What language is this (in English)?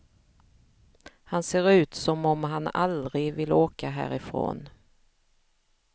Swedish